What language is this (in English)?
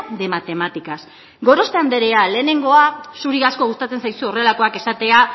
Basque